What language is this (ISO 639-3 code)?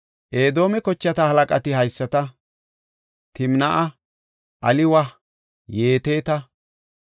gof